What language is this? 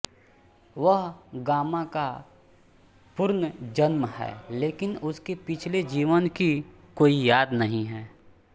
Hindi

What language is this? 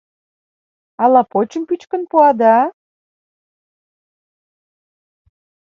Mari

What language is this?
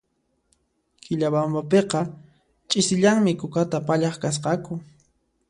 Puno Quechua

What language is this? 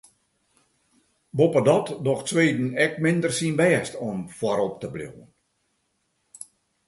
Western Frisian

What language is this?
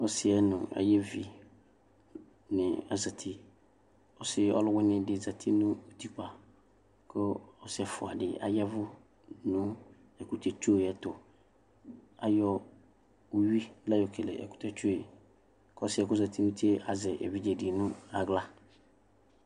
Ikposo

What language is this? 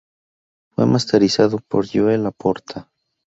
Spanish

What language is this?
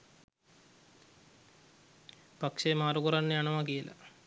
Sinhala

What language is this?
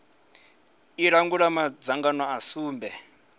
Venda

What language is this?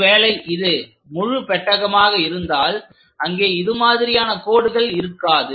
Tamil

